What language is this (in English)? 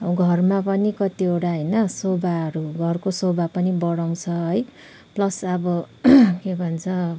Nepali